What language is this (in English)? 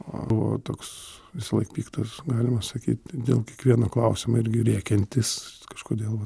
Lithuanian